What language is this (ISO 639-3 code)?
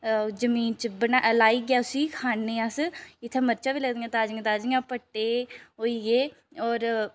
doi